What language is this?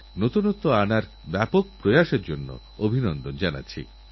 Bangla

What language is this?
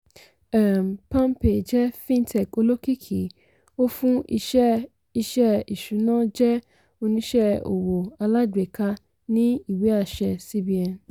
Yoruba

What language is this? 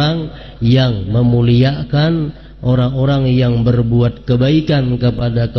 Indonesian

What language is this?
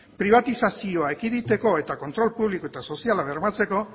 Basque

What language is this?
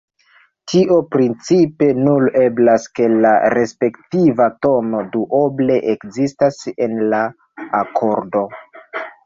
Esperanto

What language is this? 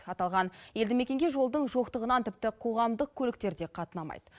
Kazakh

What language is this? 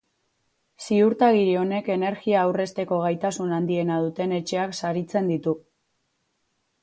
Basque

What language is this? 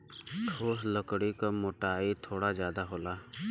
Bhojpuri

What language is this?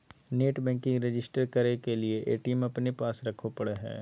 Magahi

